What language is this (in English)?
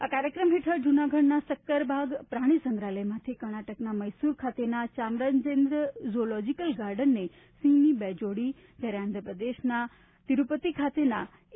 Gujarati